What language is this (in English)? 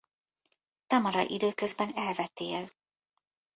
Hungarian